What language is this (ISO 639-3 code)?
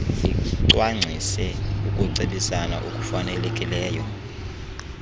xho